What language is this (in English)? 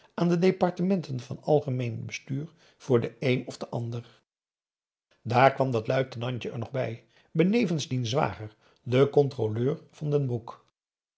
Dutch